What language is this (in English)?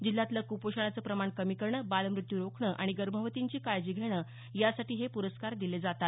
Marathi